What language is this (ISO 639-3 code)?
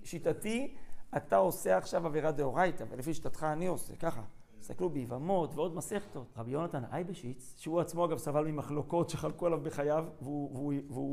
heb